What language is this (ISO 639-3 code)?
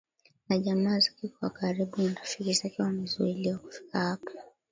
swa